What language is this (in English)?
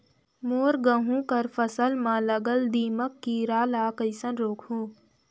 Chhattisgarhi